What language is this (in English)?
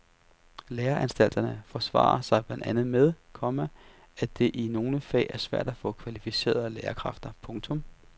Danish